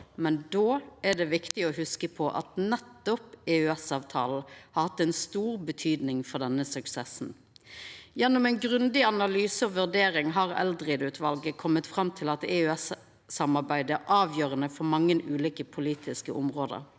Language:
Norwegian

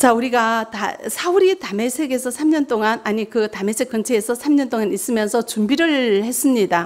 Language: Korean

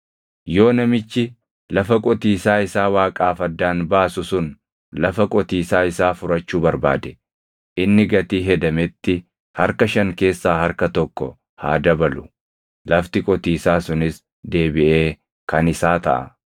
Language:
Oromo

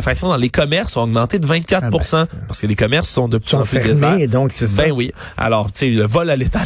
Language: French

